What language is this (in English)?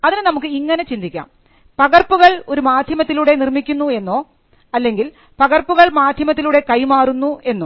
Malayalam